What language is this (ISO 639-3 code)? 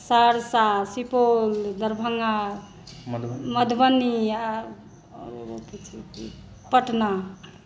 mai